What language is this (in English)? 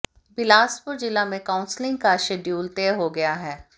Hindi